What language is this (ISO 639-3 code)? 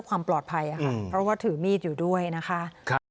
tha